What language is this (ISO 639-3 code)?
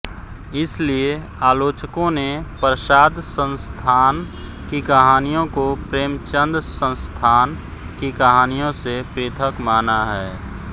hin